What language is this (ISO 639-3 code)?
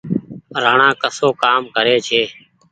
gig